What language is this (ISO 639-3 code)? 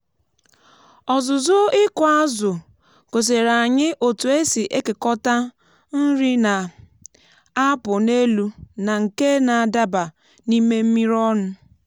ibo